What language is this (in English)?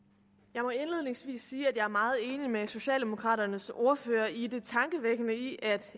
Danish